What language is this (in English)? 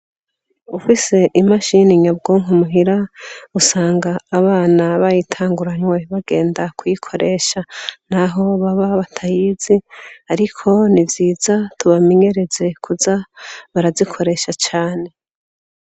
Rundi